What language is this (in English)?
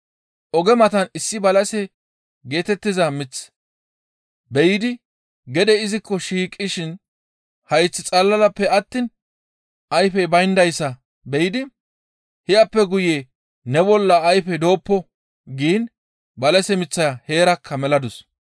Gamo